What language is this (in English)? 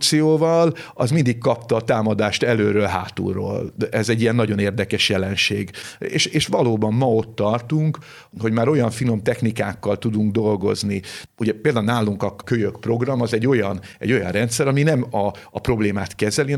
Hungarian